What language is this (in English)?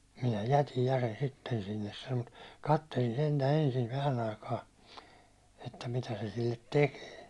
Finnish